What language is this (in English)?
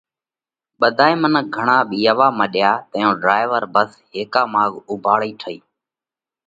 Parkari Koli